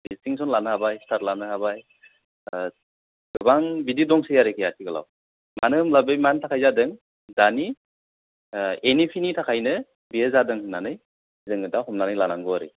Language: Bodo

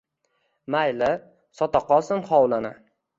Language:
Uzbek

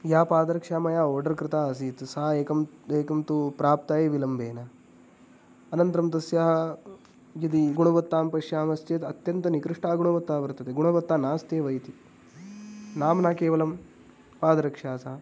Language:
Sanskrit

